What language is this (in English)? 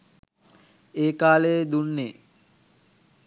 Sinhala